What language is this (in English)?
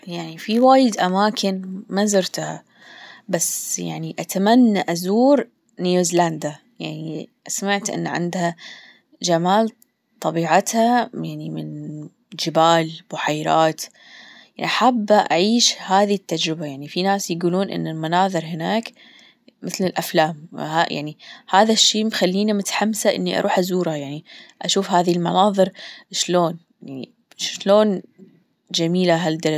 Gulf Arabic